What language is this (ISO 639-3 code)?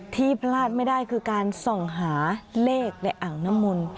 tha